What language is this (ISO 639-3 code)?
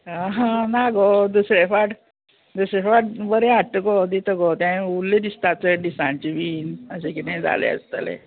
kok